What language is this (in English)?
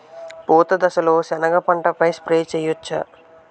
Telugu